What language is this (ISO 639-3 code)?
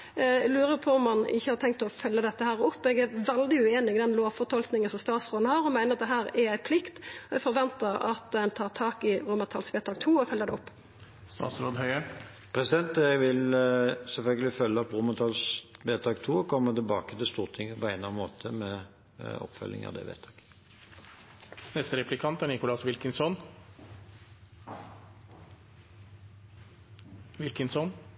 nor